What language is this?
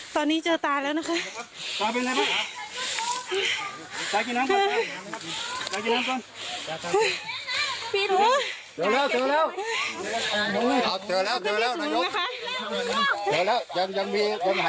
Thai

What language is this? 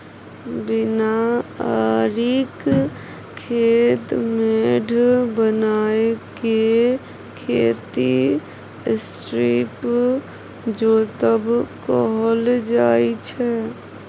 Maithili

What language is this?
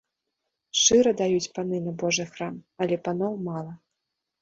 Belarusian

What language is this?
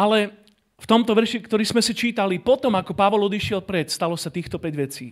Slovak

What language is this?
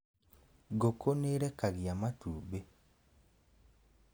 Kikuyu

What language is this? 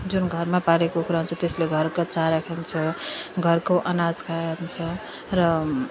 Nepali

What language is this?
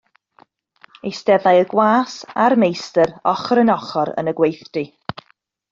Welsh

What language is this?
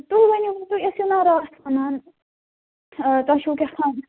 Kashmiri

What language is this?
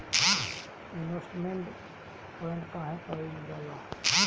Bhojpuri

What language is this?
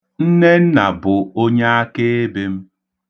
Igbo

